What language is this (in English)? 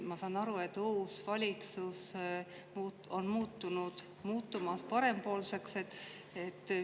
Estonian